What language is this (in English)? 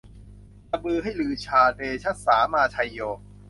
Thai